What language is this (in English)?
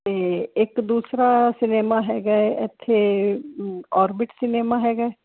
Punjabi